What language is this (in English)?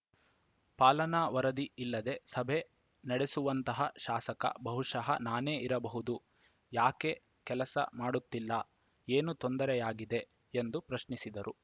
Kannada